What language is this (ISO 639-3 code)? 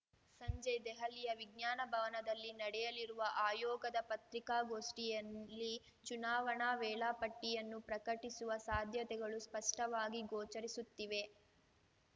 kan